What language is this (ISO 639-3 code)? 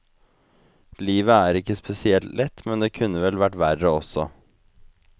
nor